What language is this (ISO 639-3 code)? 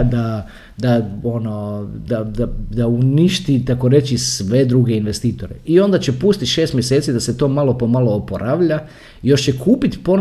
hrv